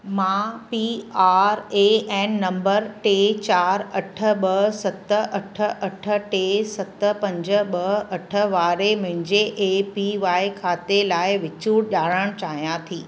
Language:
Sindhi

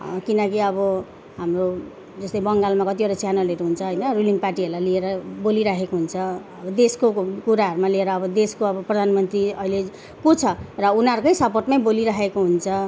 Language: Nepali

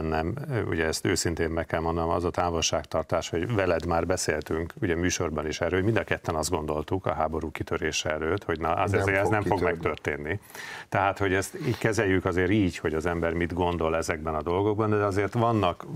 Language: Hungarian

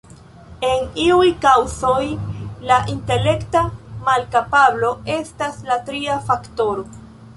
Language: Esperanto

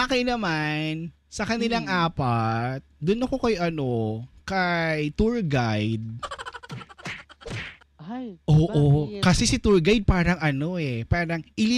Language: Filipino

